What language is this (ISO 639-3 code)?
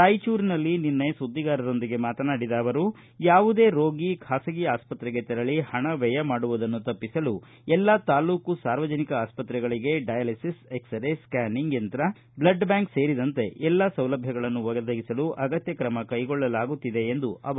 kan